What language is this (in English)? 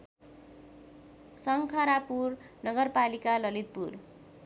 Nepali